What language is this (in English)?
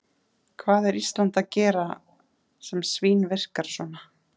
Icelandic